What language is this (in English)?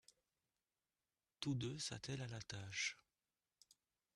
French